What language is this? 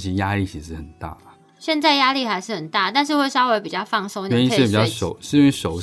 Chinese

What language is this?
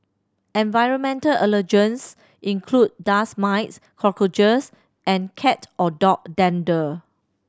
English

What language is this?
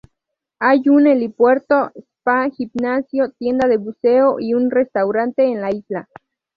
Spanish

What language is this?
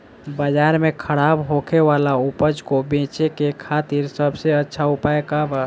Bhojpuri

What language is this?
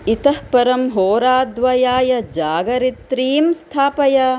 Sanskrit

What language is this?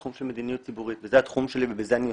Hebrew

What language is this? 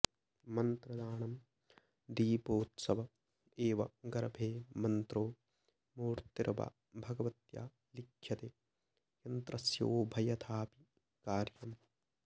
Sanskrit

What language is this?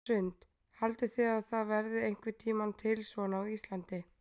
Icelandic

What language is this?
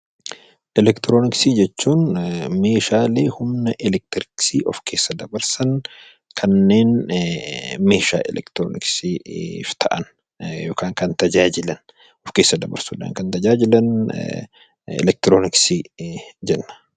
Oromo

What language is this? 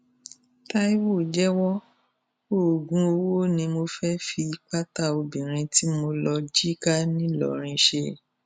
Yoruba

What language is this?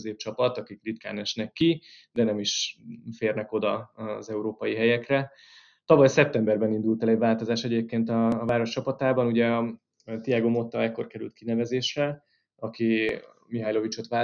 Hungarian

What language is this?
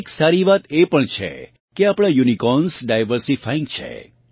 Gujarati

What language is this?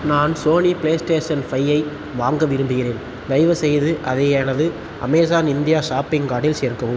Tamil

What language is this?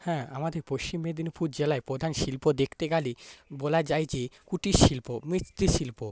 Bangla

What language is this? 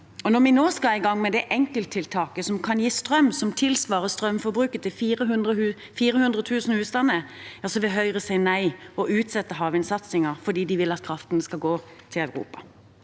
Norwegian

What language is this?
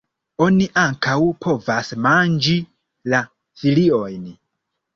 Esperanto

